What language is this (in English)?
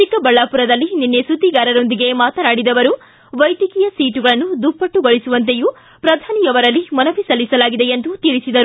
Kannada